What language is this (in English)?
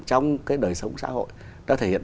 Vietnamese